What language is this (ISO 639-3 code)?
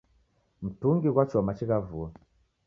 dav